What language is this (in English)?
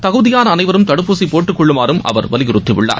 Tamil